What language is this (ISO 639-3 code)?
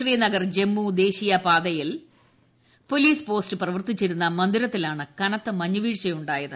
mal